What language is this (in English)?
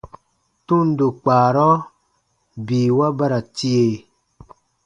Baatonum